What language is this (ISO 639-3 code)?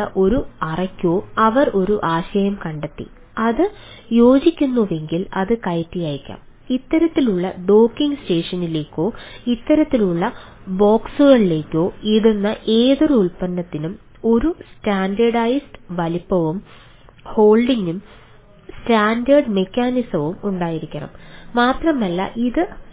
mal